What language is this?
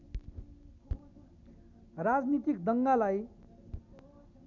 Nepali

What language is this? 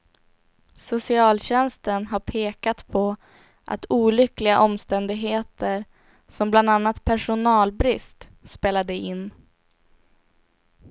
Swedish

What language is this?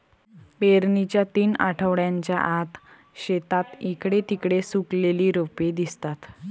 Marathi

